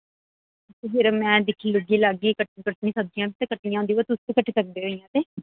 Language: Dogri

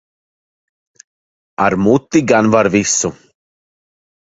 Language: Latvian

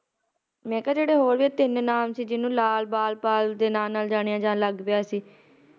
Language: Punjabi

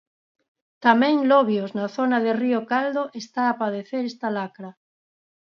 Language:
Galician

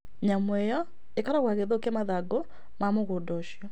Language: Kikuyu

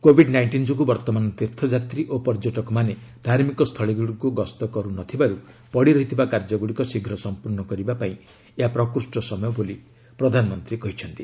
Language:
Odia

